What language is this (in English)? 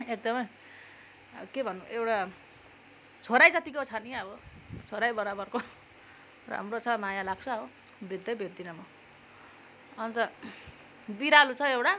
Nepali